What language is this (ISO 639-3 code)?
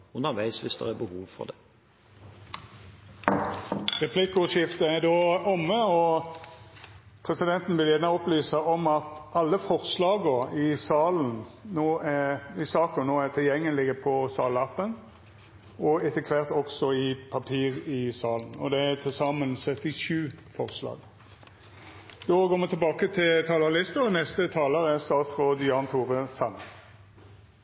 nor